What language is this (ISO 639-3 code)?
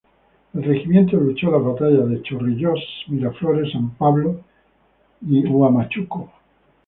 spa